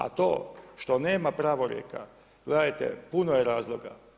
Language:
Croatian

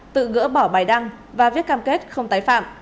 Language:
Vietnamese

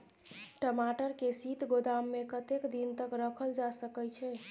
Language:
Maithili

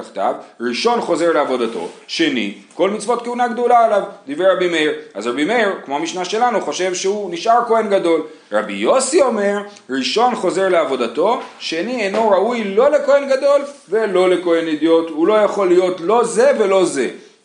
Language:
Hebrew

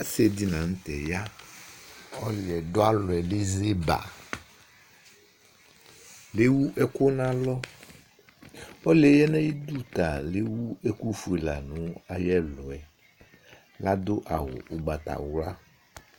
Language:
Ikposo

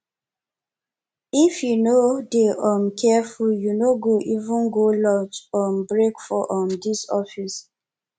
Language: Nigerian Pidgin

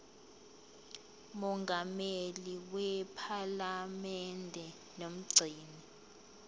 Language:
Zulu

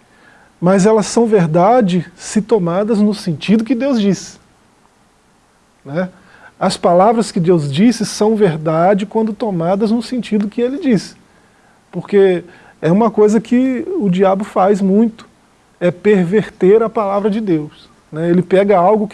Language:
Portuguese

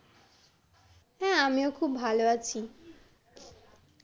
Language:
Bangla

